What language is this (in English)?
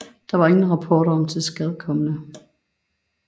Danish